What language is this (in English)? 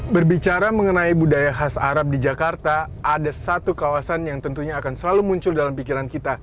Indonesian